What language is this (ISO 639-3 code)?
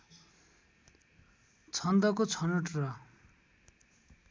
nep